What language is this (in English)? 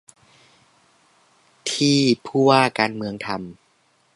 Thai